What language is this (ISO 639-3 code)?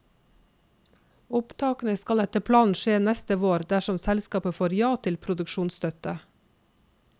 nor